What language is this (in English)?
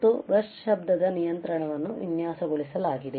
Kannada